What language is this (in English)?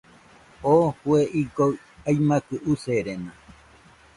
Nüpode Huitoto